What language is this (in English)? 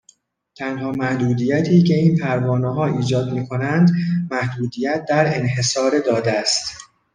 Persian